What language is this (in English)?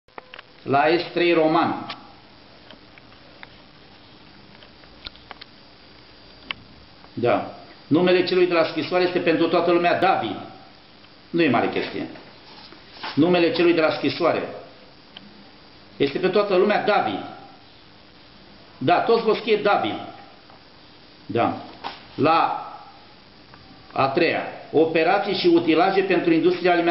Romanian